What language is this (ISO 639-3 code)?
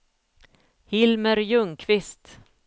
swe